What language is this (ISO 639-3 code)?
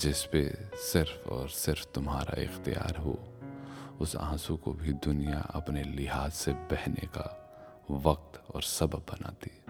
hin